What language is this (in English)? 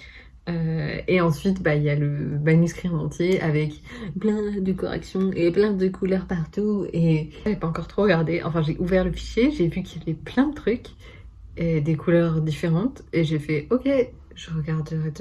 French